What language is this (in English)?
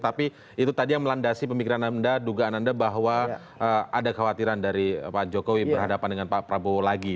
Indonesian